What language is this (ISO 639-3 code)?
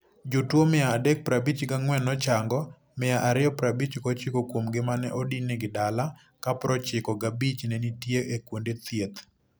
luo